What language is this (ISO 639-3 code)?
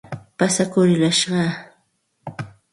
qxt